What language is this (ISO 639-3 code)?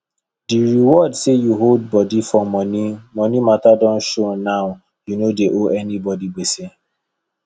pcm